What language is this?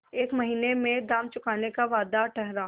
Hindi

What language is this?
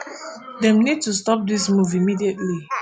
Nigerian Pidgin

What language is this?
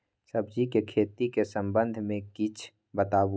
Maithili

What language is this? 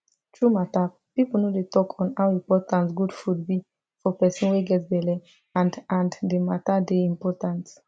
Nigerian Pidgin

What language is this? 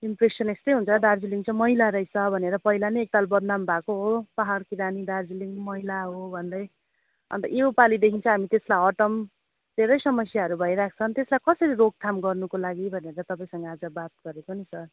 Nepali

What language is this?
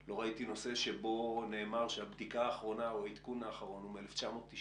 Hebrew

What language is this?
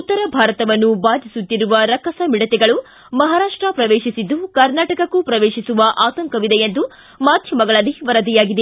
Kannada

